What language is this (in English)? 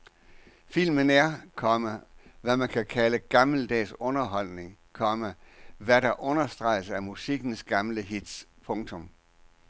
Danish